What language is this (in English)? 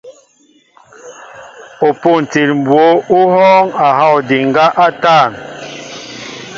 Mbo (Cameroon)